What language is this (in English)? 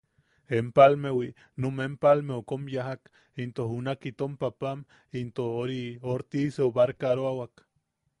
Yaqui